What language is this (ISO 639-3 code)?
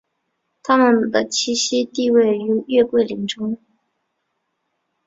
zho